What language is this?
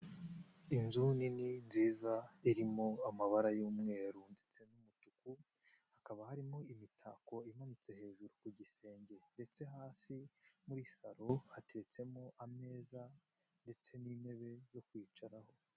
Kinyarwanda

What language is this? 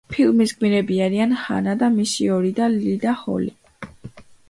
Georgian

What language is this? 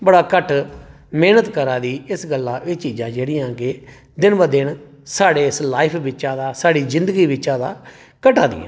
Dogri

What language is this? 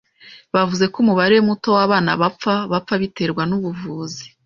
Kinyarwanda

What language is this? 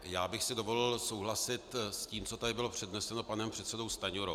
Czech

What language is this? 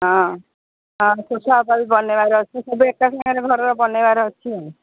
Odia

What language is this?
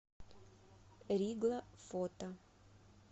Russian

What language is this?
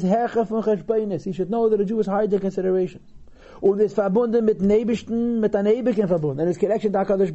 English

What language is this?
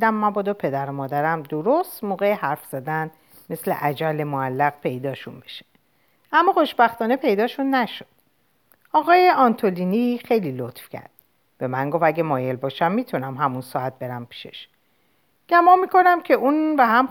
Persian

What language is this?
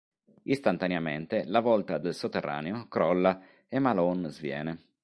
Italian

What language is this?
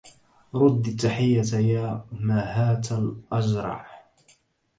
Arabic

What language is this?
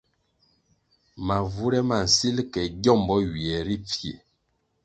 Kwasio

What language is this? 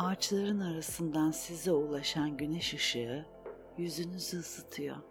Turkish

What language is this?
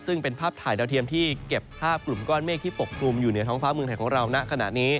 Thai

